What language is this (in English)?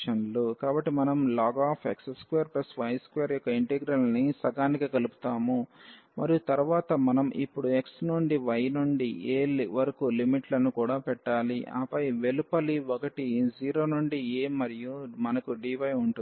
Telugu